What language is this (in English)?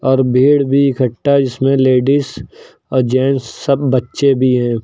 Hindi